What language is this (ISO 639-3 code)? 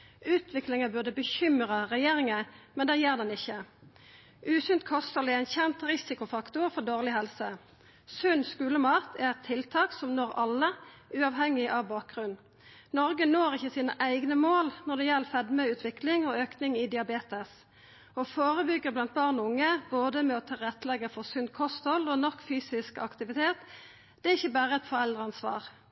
nno